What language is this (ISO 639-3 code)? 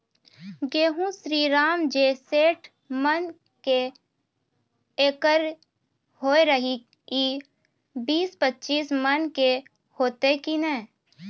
mai